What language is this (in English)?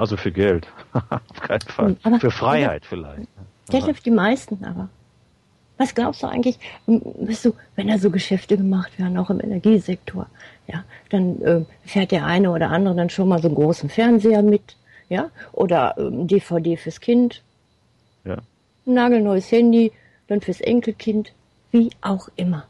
German